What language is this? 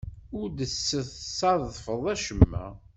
Kabyle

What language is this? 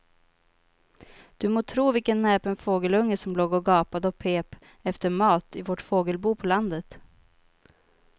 Swedish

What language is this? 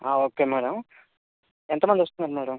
Telugu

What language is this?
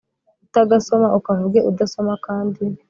Kinyarwanda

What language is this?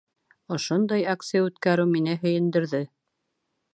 Bashkir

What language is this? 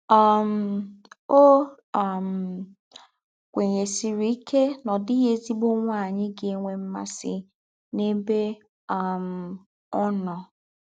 Igbo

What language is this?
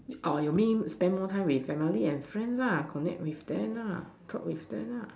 English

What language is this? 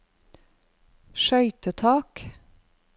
Norwegian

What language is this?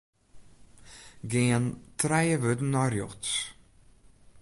Western Frisian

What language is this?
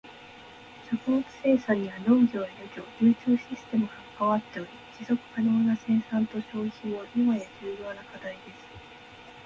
Japanese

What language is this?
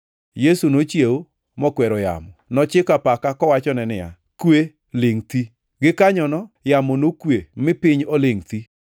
Luo (Kenya and Tanzania)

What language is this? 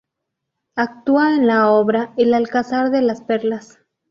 Spanish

